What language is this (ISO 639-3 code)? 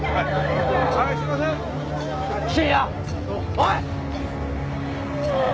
jpn